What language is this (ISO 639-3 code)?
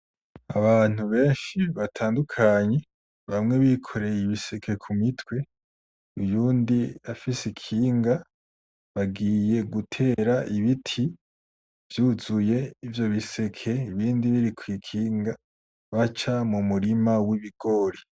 run